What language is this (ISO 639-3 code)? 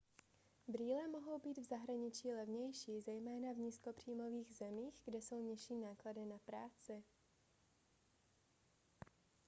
ces